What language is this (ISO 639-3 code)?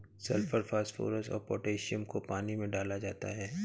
hin